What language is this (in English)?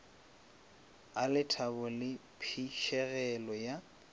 Northern Sotho